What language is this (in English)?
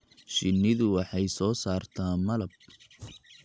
Somali